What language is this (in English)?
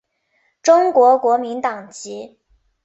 Chinese